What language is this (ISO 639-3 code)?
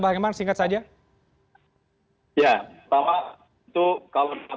ind